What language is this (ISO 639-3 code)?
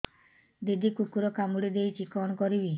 ori